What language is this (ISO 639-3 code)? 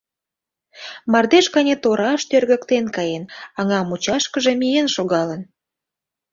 chm